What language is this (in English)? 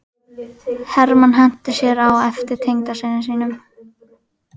Icelandic